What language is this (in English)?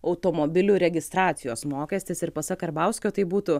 Lithuanian